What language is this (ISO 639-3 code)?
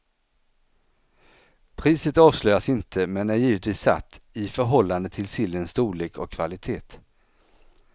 swe